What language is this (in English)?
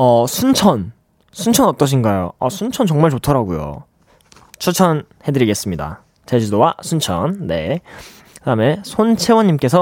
Korean